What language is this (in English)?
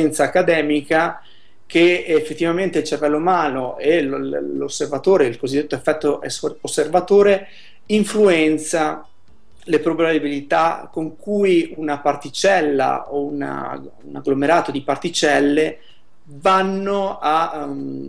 Italian